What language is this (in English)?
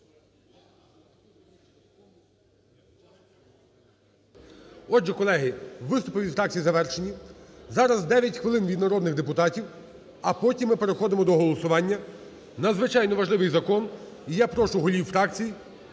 Ukrainian